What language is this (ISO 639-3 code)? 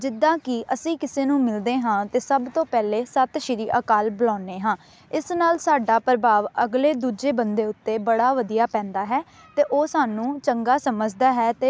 pan